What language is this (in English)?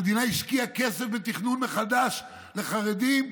Hebrew